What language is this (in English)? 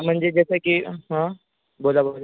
Marathi